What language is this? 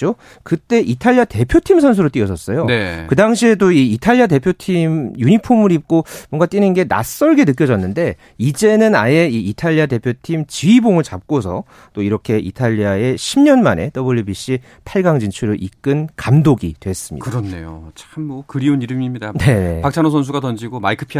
Korean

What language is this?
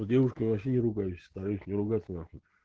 Russian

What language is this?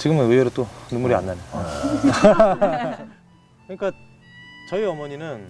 Korean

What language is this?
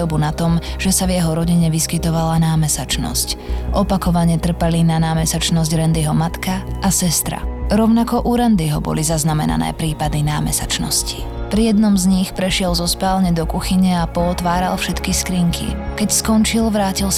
Slovak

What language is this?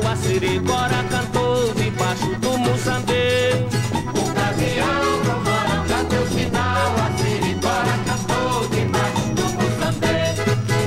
Portuguese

